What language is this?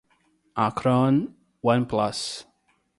Portuguese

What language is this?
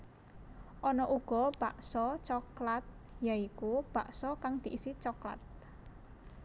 Javanese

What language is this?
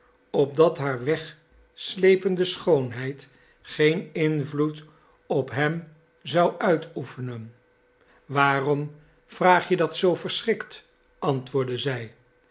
Dutch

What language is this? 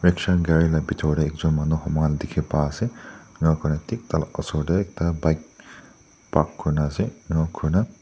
Naga Pidgin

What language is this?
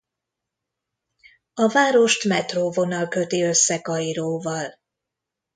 Hungarian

